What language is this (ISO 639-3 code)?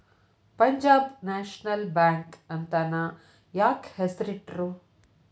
kan